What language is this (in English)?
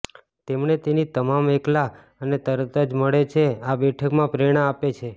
Gujarati